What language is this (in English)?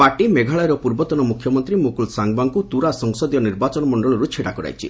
Odia